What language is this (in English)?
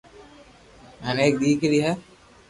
Loarki